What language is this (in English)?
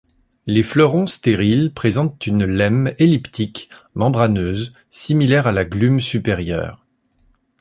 French